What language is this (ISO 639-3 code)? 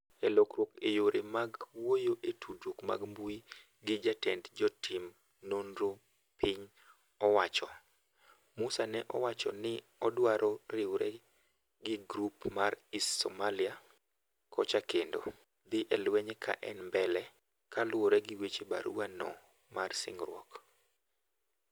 luo